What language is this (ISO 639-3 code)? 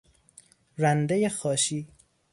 fas